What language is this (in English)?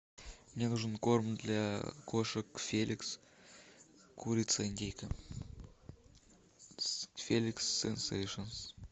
Russian